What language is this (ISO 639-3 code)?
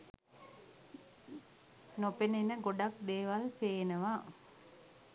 sin